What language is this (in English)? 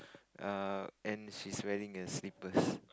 English